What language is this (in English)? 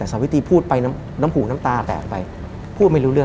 Thai